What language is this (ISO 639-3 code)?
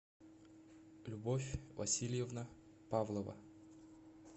rus